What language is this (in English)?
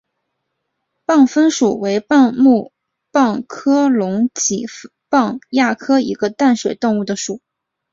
Chinese